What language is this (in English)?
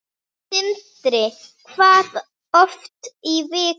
Icelandic